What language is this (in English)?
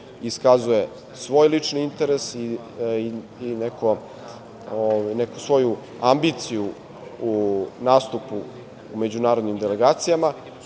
Serbian